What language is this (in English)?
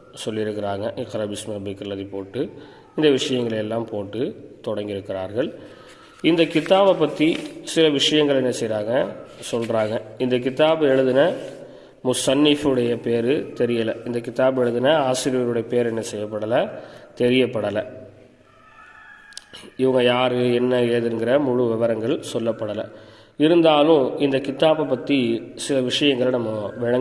Tamil